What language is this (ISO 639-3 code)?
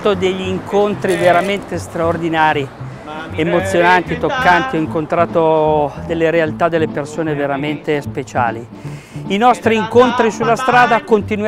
ita